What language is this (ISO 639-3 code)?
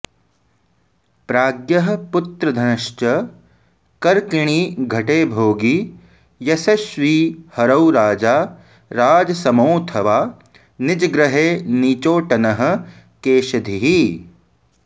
san